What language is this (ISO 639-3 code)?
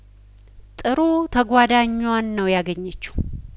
amh